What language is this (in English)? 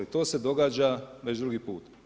Croatian